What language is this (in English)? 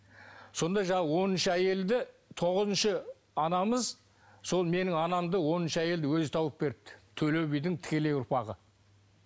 Kazakh